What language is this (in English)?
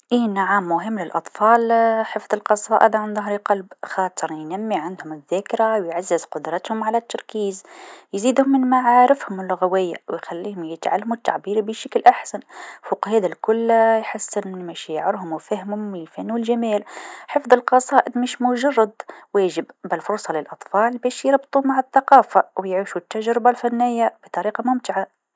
Tunisian Arabic